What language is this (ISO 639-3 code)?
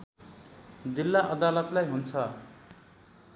nep